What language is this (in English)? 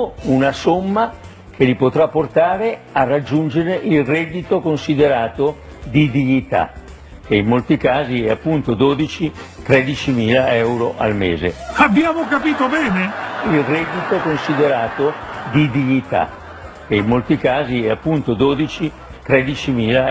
Italian